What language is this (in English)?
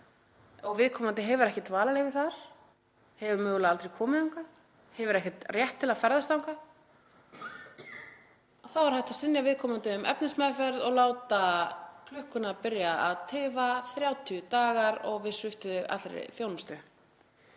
Icelandic